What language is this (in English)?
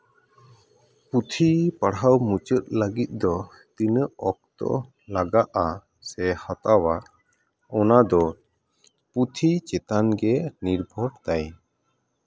Santali